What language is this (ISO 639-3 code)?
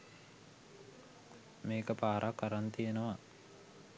sin